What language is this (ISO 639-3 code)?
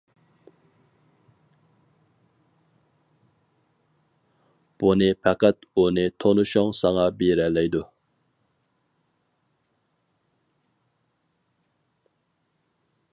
uig